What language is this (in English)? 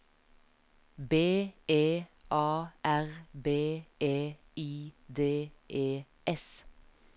Norwegian